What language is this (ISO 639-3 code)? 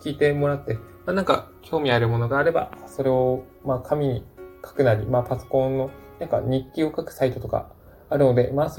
jpn